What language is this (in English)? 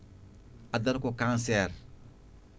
Fula